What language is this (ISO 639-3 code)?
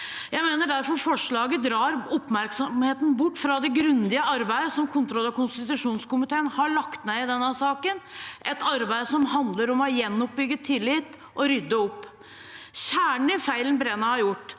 nor